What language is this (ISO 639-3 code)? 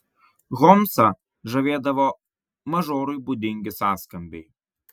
lit